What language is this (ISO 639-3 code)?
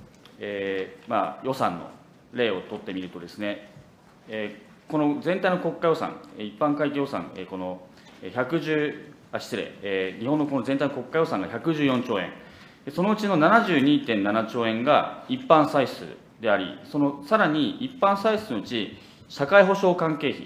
jpn